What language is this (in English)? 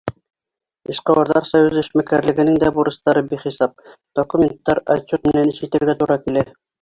Bashkir